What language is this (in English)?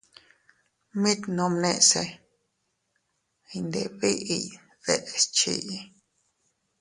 Teutila Cuicatec